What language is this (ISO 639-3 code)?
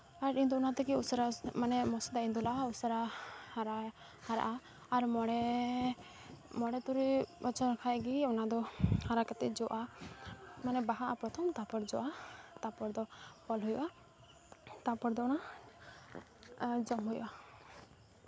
sat